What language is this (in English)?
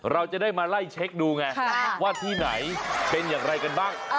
Thai